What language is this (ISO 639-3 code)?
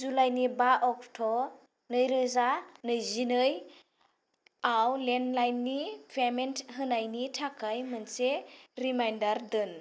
brx